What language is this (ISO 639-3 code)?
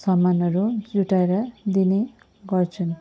nep